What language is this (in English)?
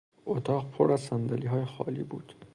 Persian